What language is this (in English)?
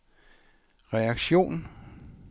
Danish